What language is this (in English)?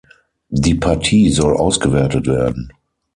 German